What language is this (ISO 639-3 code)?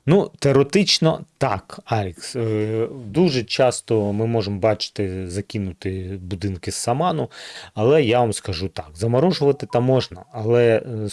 ukr